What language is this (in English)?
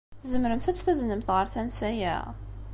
Kabyle